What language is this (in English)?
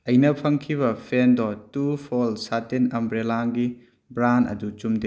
Manipuri